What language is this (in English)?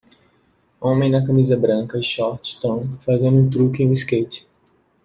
Portuguese